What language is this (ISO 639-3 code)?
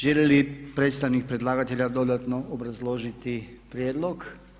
hrv